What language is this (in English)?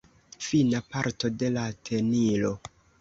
Esperanto